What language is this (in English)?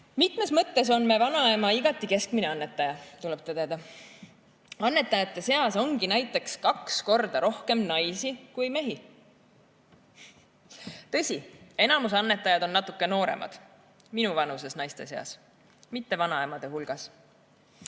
Estonian